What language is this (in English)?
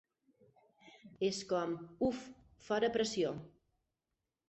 Catalan